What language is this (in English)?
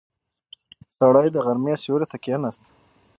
Pashto